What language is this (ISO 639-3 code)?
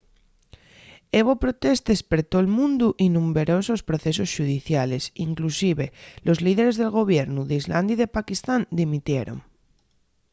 ast